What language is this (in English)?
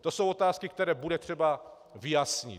Czech